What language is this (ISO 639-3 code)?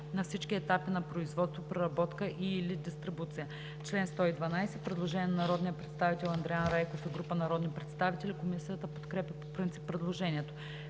bul